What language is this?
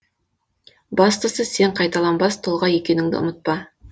Kazakh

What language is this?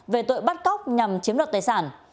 Vietnamese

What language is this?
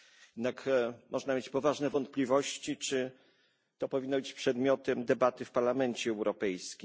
Polish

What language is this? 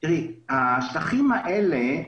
Hebrew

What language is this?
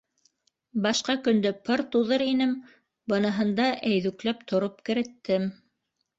Bashkir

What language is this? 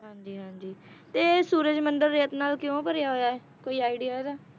Punjabi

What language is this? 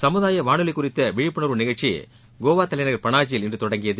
Tamil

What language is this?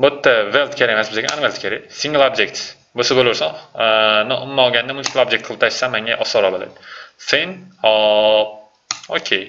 Turkish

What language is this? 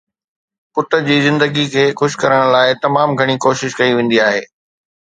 Sindhi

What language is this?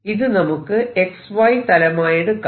Malayalam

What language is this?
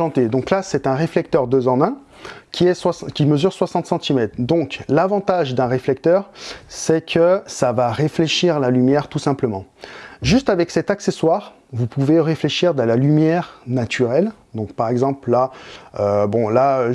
French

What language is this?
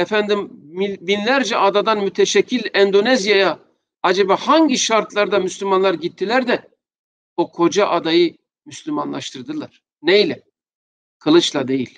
Turkish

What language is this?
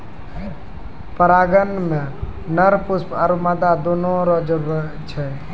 Maithili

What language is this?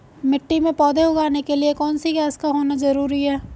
Hindi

